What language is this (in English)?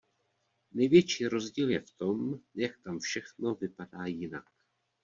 Czech